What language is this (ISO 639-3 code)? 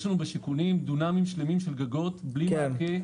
heb